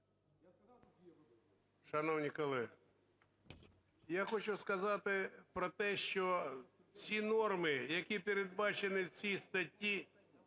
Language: Ukrainian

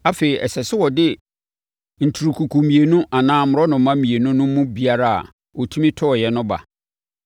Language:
Akan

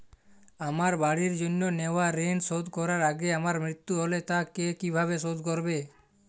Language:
Bangla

